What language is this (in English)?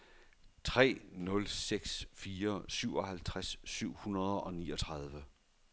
Danish